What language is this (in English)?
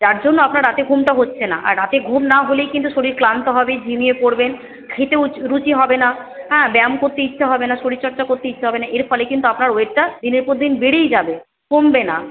Bangla